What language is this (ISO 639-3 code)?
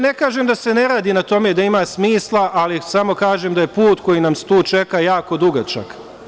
srp